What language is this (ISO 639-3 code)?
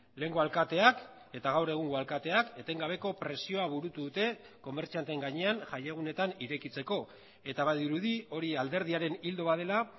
eus